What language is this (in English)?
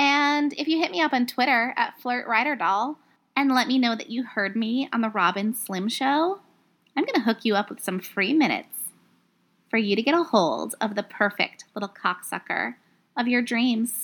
English